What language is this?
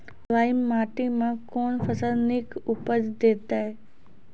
Maithili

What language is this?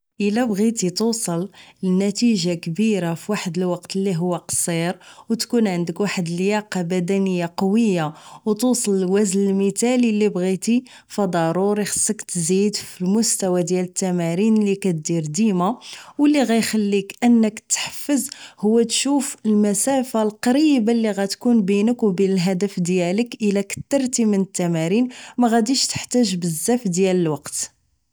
Moroccan Arabic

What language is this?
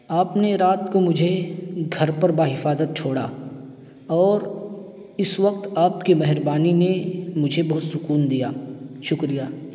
Urdu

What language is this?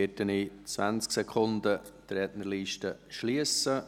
Swiss German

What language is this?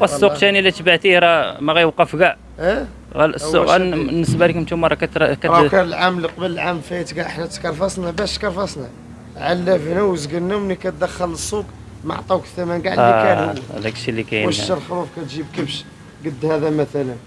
Arabic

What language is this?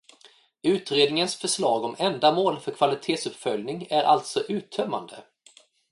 Swedish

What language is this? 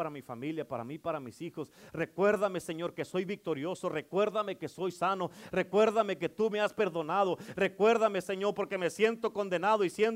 Spanish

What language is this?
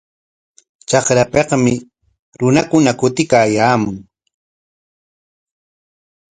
Corongo Ancash Quechua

